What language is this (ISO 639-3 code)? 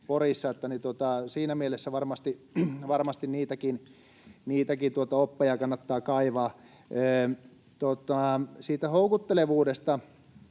fin